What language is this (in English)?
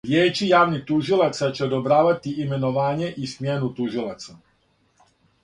Serbian